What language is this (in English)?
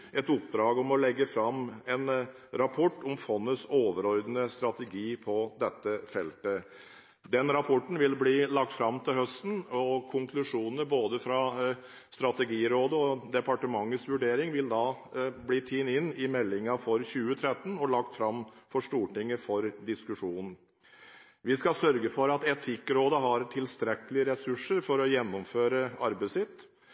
Norwegian Bokmål